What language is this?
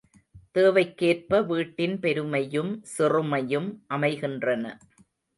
Tamil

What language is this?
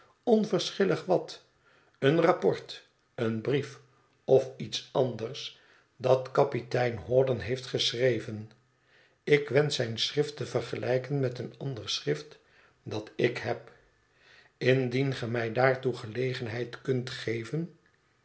Dutch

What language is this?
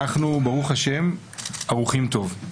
Hebrew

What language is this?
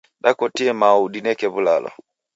Taita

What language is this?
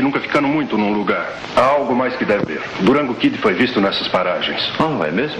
Portuguese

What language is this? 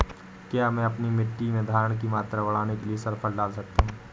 Hindi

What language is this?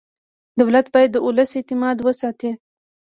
Pashto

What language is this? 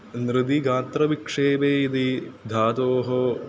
Sanskrit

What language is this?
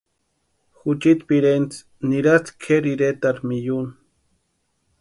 Western Highland Purepecha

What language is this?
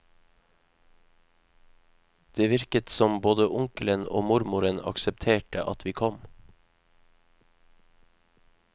Norwegian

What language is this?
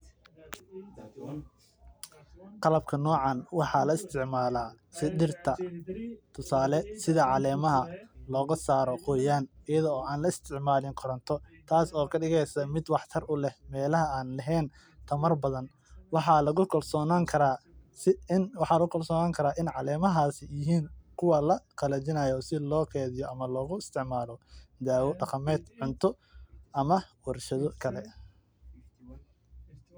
Somali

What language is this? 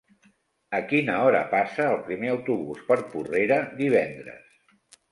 Catalan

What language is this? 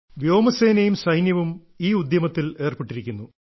Malayalam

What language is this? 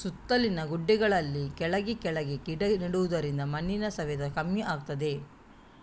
Kannada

